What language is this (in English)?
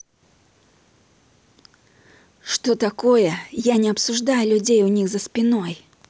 Russian